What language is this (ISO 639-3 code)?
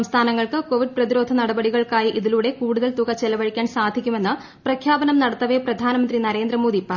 mal